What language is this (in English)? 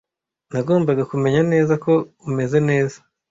Kinyarwanda